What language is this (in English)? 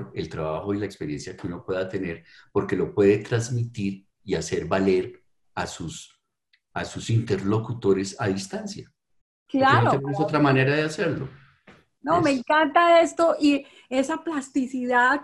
Spanish